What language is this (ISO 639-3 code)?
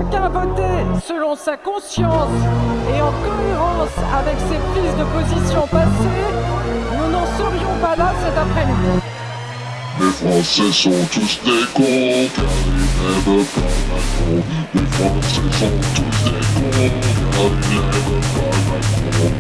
fra